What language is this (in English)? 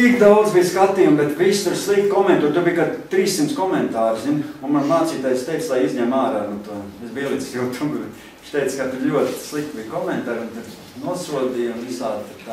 Latvian